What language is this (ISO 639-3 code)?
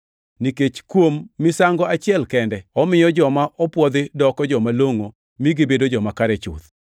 luo